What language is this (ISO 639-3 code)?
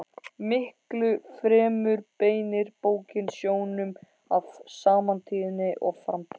isl